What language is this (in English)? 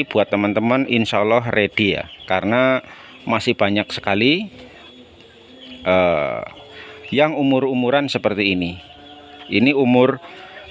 Indonesian